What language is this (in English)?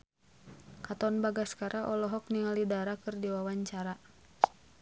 Sundanese